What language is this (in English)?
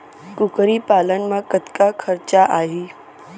Chhattisgarhi